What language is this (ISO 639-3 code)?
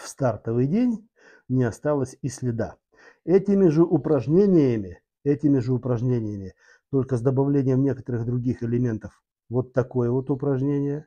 rus